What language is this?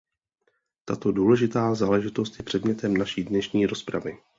Czech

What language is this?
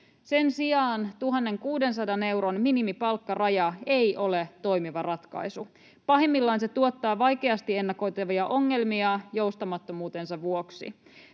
Finnish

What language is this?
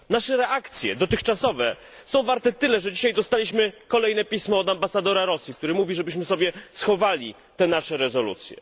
Polish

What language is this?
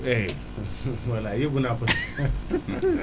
Wolof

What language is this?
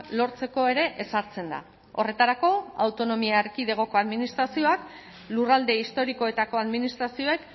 Basque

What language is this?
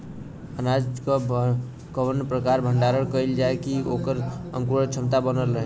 Bhojpuri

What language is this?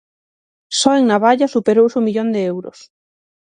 Galician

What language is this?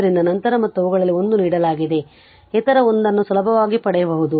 Kannada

